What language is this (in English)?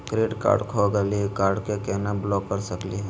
Magahi